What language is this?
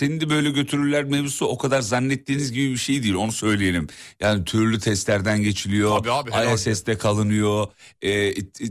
Turkish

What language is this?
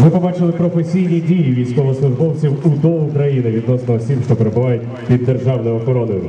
Ukrainian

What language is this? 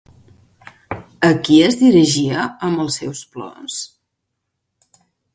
Catalan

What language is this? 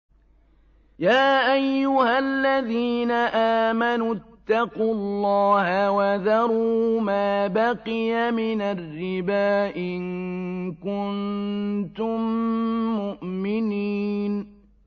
Arabic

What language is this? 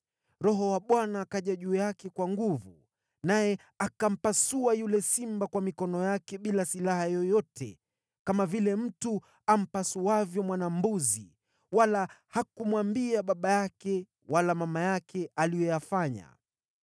Swahili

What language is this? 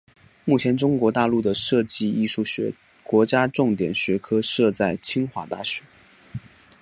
Chinese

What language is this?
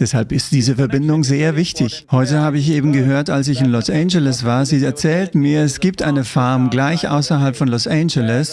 German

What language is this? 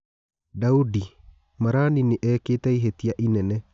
Kikuyu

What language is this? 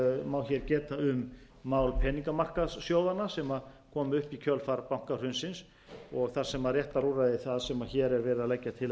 Icelandic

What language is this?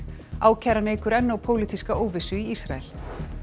Icelandic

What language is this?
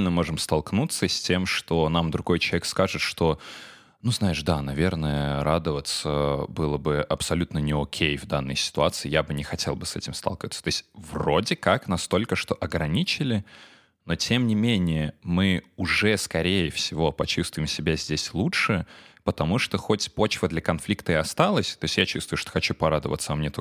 Russian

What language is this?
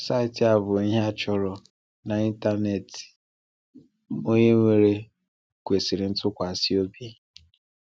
Igbo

